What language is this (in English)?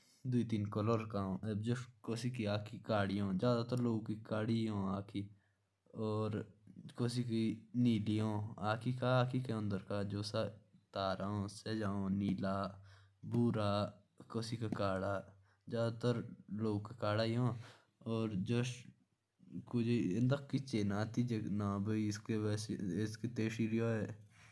Jaunsari